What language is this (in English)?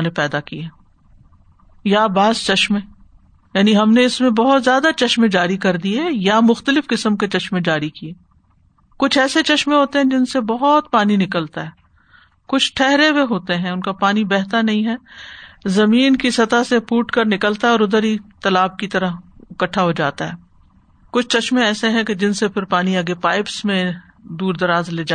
Urdu